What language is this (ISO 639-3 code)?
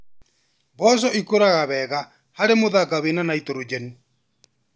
kik